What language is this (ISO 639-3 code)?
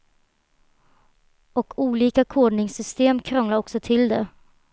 swe